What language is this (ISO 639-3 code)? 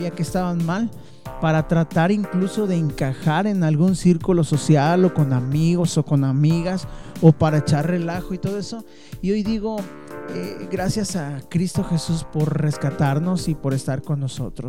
spa